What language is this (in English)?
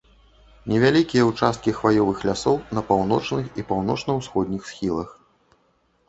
Belarusian